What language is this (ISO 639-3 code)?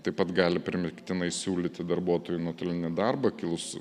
lit